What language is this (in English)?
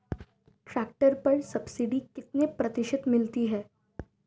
Hindi